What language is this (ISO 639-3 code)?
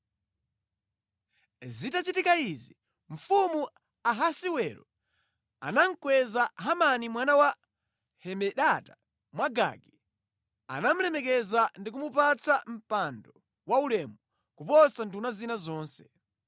nya